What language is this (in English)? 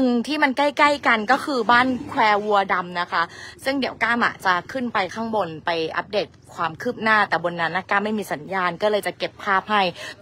Thai